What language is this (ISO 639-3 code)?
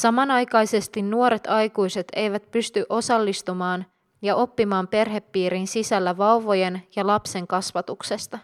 fin